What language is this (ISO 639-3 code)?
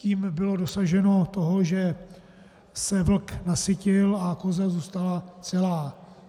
ces